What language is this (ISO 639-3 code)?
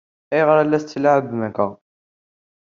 kab